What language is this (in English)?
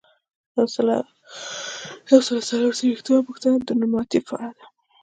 Pashto